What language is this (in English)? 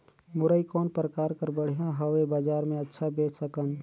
Chhattisgarhi